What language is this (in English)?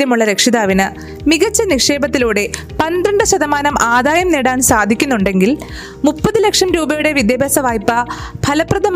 Malayalam